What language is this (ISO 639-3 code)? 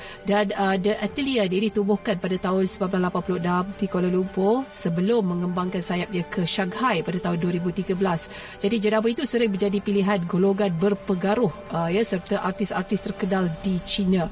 msa